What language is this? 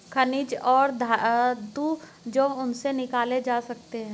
Hindi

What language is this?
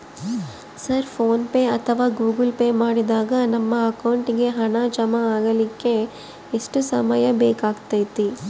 Kannada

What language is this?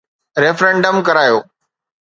Sindhi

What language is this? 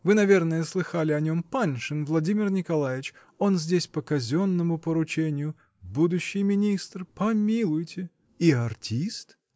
Russian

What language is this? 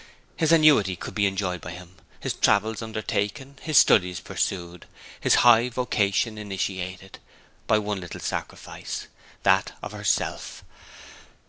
English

